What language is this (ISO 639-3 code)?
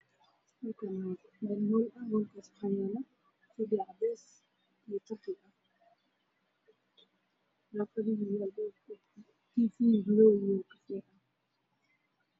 som